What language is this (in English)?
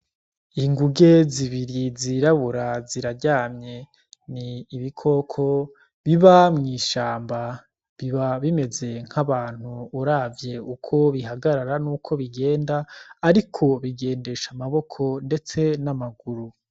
Rundi